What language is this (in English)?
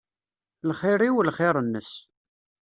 Kabyle